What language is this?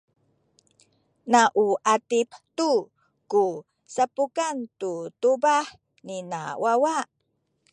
Sakizaya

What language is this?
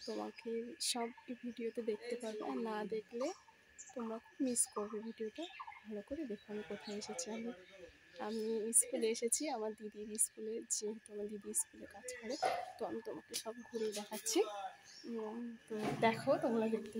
Arabic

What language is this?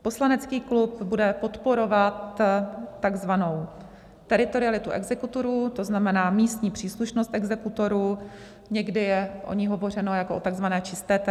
Czech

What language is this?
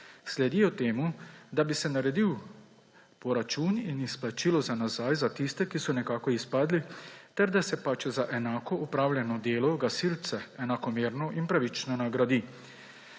Slovenian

